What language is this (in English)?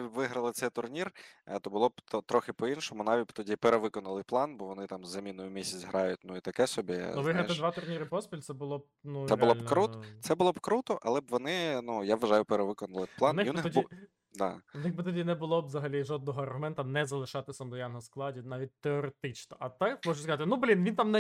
Ukrainian